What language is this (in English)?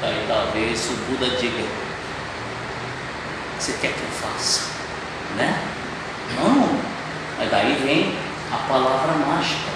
Portuguese